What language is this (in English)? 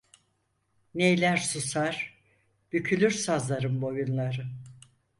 Turkish